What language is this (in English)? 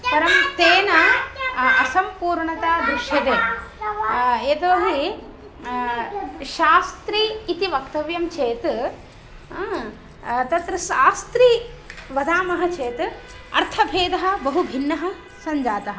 Sanskrit